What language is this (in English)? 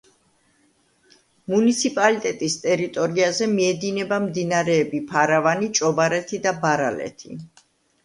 Georgian